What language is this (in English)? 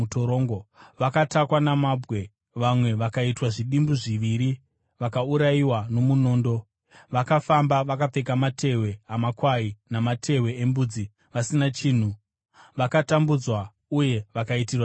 Shona